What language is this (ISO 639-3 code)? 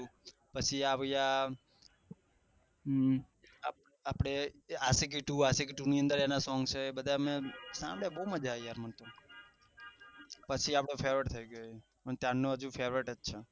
guj